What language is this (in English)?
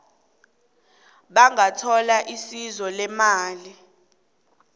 South Ndebele